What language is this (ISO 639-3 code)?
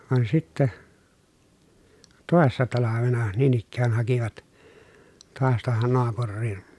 fin